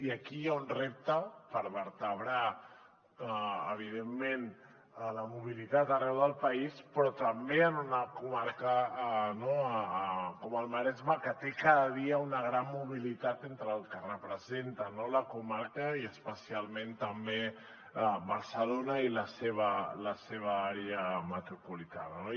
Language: Catalan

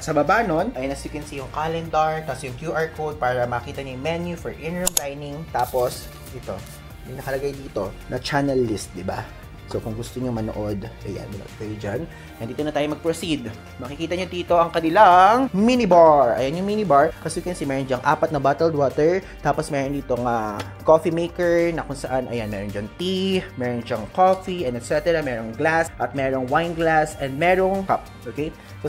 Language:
Filipino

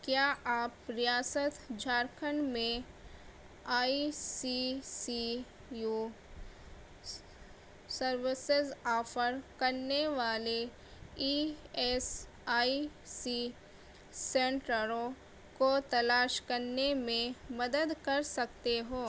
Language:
Urdu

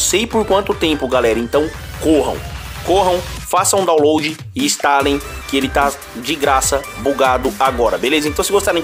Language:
Portuguese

